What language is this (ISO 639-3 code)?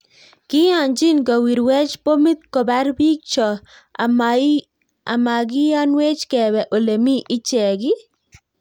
kln